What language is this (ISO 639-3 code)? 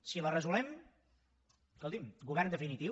cat